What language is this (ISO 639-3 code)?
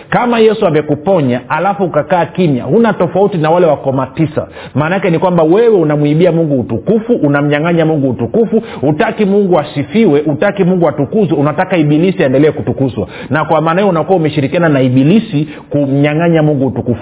swa